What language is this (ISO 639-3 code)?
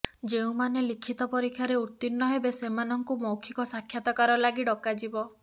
ori